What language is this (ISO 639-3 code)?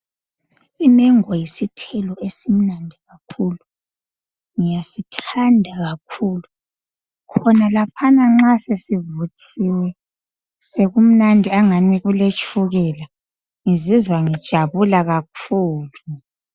nde